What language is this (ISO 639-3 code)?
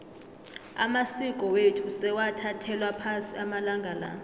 nbl